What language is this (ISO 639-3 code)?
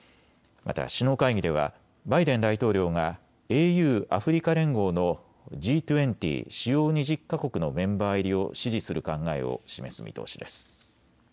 jpn